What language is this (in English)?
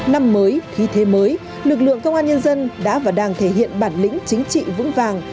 Vietnamese